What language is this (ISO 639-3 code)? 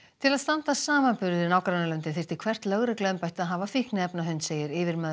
isl